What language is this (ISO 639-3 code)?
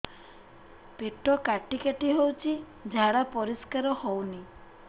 ori